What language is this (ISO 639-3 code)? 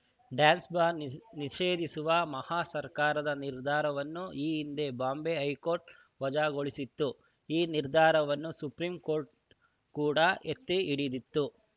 kan